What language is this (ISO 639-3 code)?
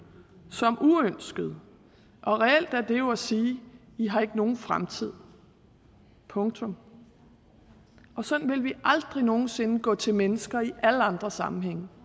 dan